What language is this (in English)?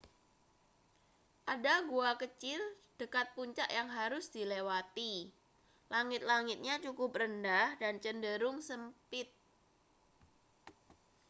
Indonesian